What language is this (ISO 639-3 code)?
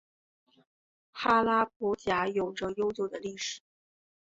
zho